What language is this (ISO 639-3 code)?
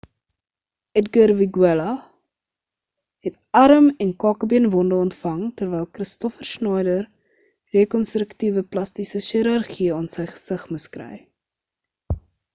afr